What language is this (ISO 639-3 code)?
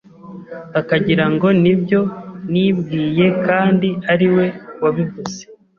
kin